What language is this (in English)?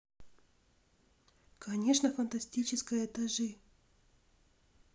Russian